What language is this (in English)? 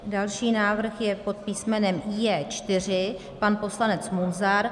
Czech